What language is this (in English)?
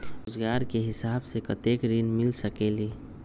Magahi